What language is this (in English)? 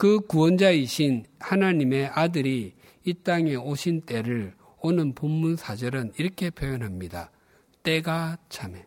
Korean